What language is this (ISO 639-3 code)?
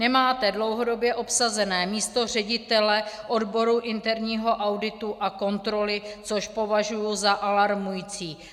ces